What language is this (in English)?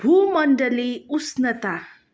Nepali